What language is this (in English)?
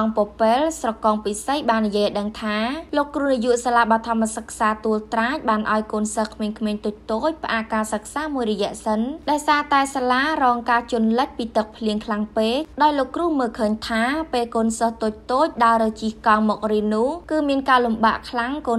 Thai